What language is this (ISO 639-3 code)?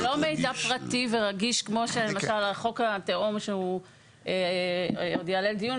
heb